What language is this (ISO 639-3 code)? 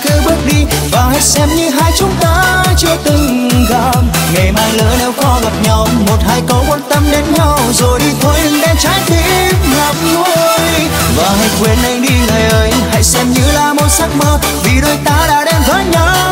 vie